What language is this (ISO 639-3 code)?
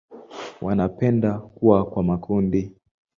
swa